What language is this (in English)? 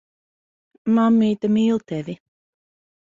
Latvian